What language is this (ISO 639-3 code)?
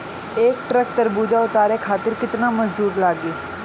bho